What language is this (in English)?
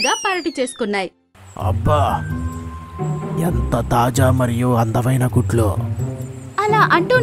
Telugu